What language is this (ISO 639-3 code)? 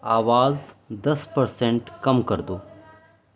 urd